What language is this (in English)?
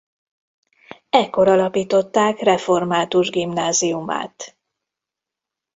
Hungarian